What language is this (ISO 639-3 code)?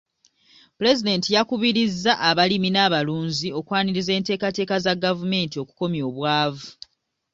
lug